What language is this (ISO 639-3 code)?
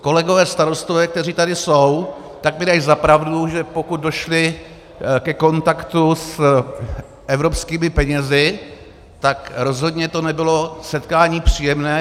ces